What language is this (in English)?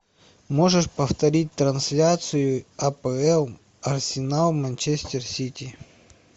Russian